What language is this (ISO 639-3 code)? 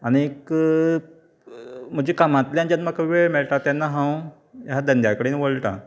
kok